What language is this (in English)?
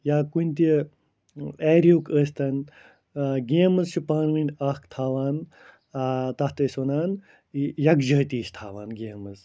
Kashmiri